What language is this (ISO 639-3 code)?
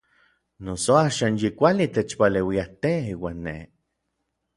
nlv